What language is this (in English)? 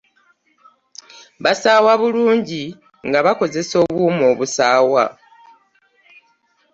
Ganda